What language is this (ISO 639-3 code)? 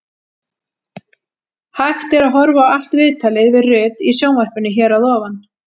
isl